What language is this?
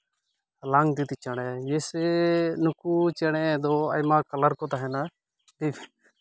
Santali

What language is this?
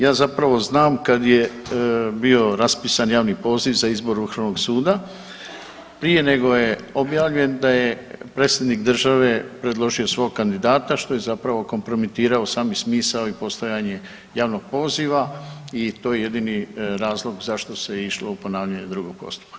Croatian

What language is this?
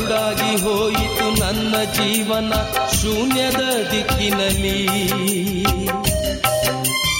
Kannada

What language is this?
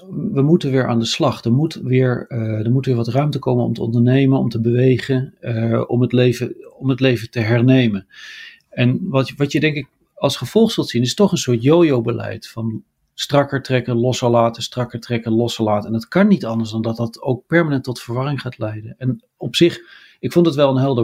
Dutch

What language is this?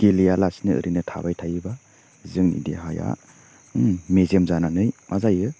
Bodo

